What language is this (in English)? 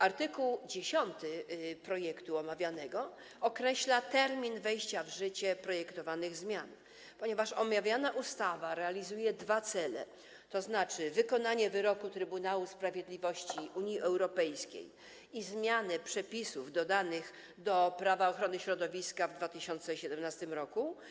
Polish